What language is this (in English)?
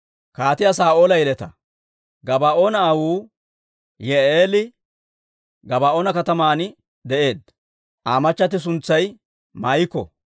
Dawro